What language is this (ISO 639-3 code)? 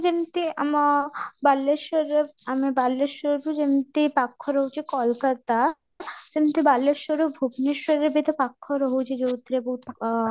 ori